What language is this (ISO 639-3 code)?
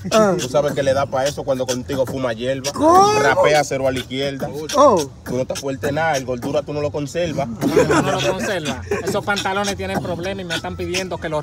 spa